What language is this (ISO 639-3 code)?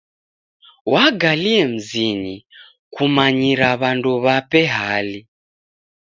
dav